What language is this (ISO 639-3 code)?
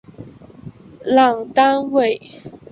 zho